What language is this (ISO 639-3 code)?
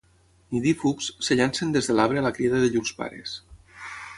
cat